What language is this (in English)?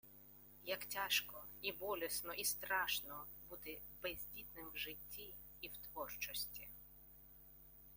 Ukrainian